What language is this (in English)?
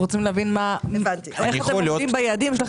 Hebrew